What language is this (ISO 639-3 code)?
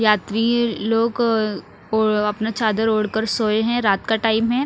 hin